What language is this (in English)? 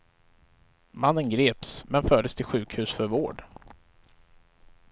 Swedish